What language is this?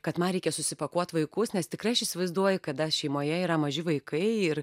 Lithuanian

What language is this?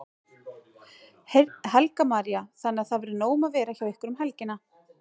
Icelandic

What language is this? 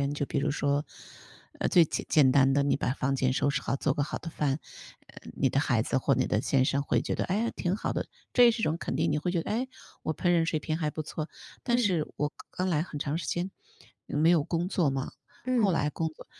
Chinese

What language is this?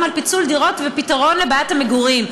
Hebrew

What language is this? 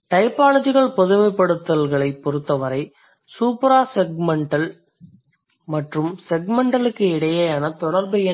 Tamil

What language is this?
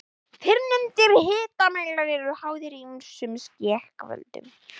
Icelandic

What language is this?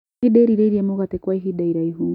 Kikuyu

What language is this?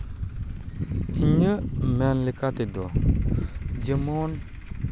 Santali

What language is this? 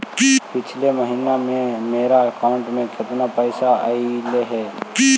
Magahi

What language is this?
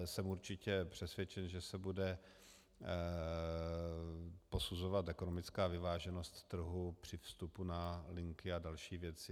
Czech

